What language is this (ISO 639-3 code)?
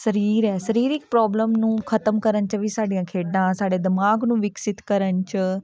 pan